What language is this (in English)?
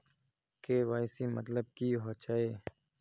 Magahi